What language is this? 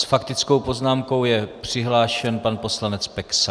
Czech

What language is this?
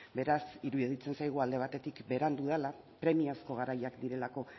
Basque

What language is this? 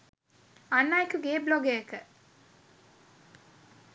Sinhala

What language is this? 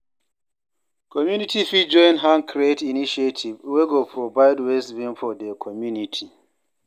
Nigerian Pidgin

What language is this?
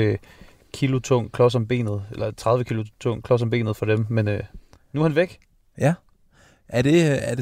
Danish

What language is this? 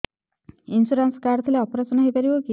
Odia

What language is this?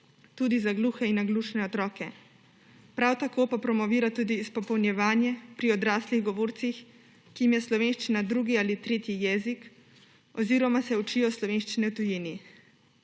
Slovenian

